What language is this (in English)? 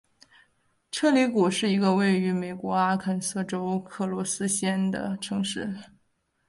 Chinese